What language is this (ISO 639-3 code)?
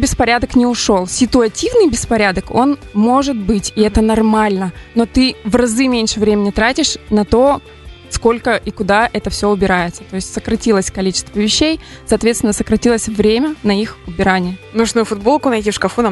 rus